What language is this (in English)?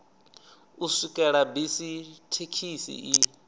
Venda